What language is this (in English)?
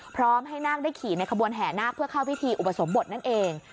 Thai